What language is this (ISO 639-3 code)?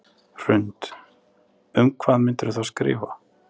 isl